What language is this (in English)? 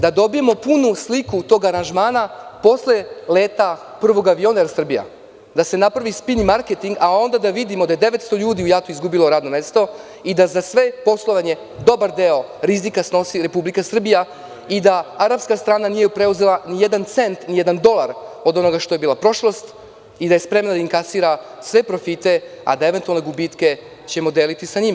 Serbian